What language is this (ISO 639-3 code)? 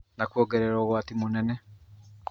kik